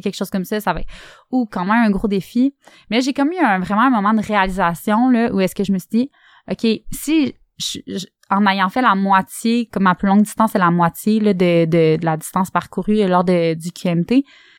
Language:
French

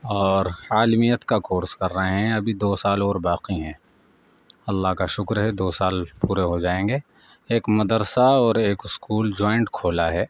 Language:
Urdu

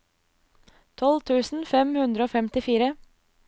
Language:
Norwegian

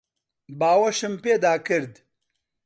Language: Central Kurdish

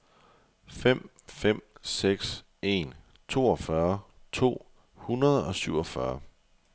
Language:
Danish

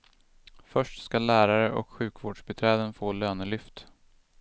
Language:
Swedish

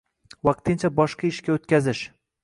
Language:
Uzbek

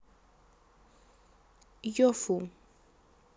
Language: Russian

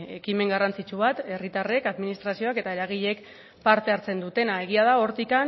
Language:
Basque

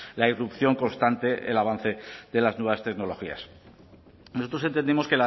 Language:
Spanish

